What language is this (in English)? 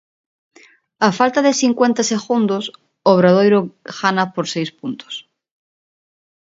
Galician